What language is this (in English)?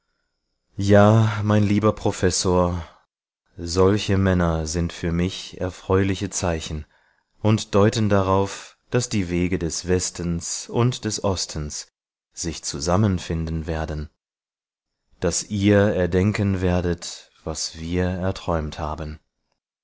German